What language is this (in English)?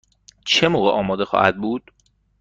Persian